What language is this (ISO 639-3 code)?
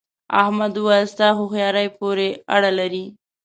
pus